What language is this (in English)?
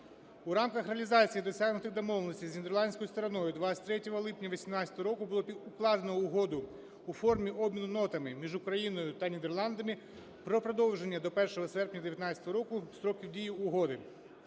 Ukrainian